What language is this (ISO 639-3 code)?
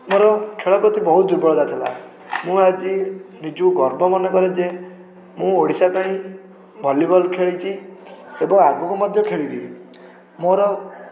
ori